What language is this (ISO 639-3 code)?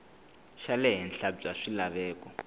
tso